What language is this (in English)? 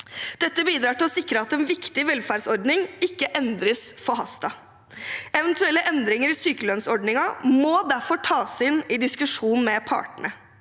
Norwegian